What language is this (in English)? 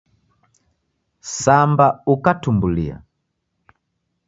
Taita